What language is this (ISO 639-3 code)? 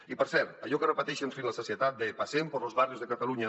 cat